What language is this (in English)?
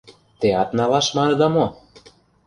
Mari